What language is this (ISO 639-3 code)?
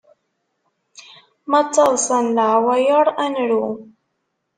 kab